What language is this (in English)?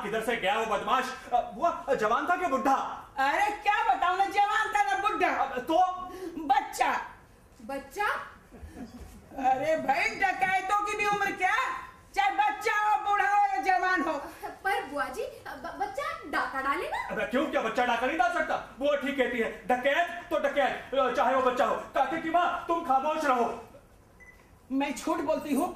Hindi